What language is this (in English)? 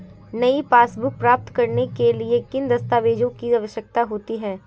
Hindi